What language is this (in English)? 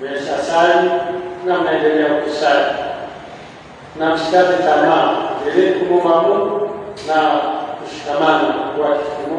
Swahili